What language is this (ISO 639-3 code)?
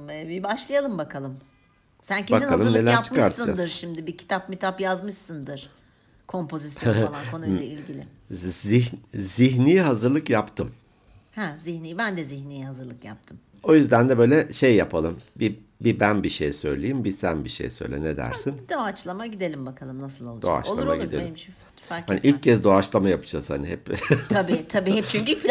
tur